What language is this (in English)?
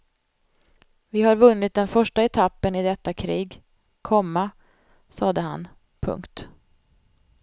Swedish